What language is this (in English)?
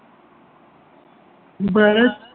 Gujarati